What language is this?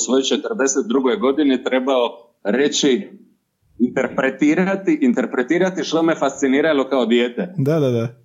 Croatian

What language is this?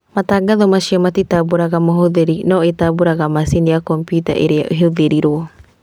Kikuyu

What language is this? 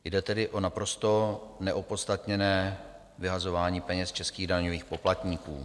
Czech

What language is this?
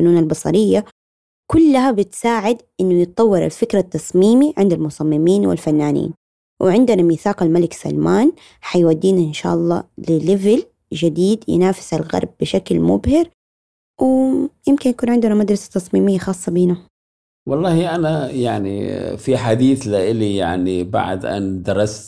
Arabic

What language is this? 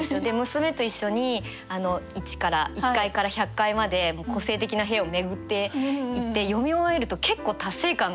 Japanese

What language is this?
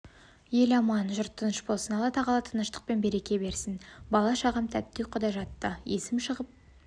Kazakh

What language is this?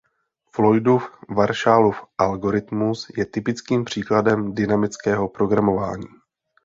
Czech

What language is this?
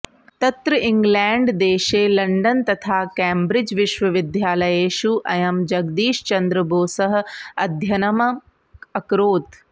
Sanskrit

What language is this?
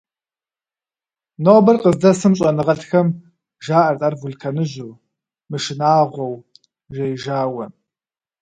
Kabardian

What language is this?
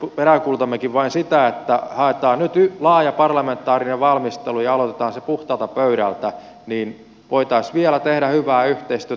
Finnish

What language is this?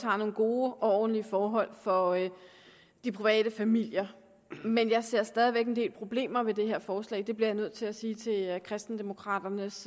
Danish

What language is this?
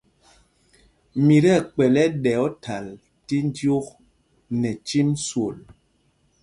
Mpumpong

